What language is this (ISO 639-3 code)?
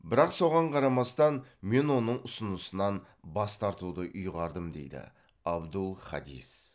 kaz